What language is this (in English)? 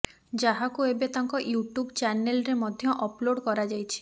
Odia